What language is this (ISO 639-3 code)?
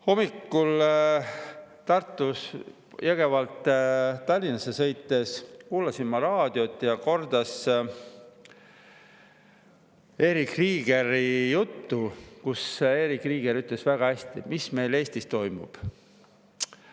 est